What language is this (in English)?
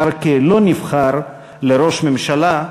Hebrew